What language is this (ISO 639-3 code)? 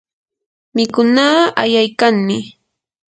qur